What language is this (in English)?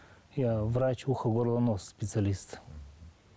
Kazakh